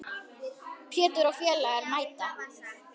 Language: Icelandic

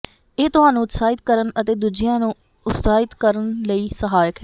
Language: Punjabi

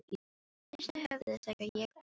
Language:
Icelandic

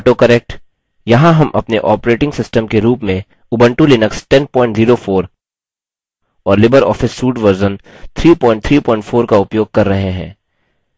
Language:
Hindi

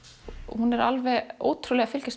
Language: Icelandic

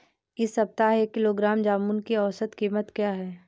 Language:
Hindi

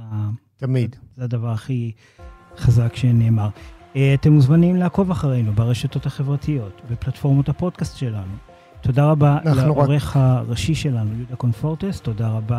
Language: Hebrew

